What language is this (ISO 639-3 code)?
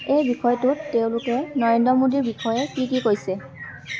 asm